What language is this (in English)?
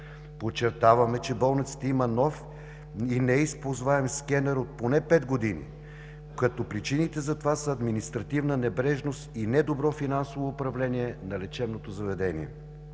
Bulgarian